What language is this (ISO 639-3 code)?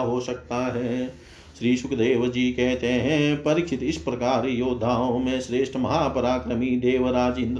hin